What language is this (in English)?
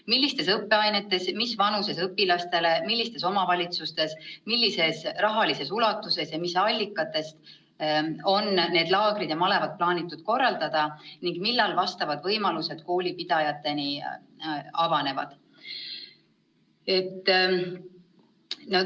Estonian